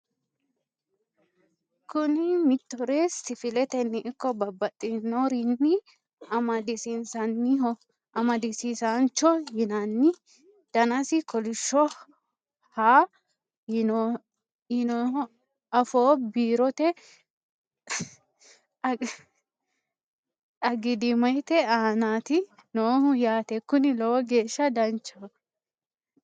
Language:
Sidamo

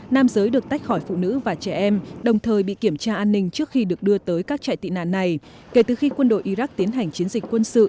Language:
Vietnamese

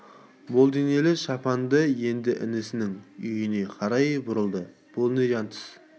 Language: Kazakh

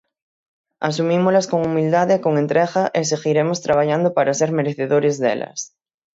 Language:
Galician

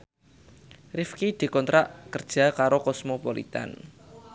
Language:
Javanese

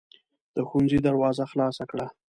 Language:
Pashto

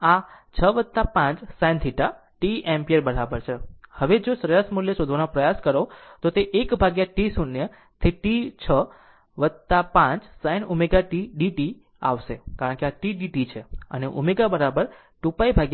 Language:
Gujarati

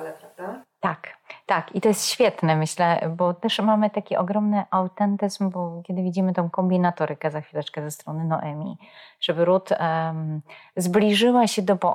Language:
Polish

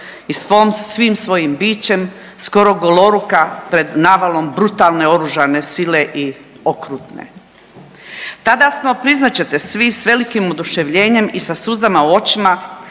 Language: Croatian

